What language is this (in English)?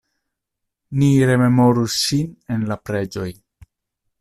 Esperanto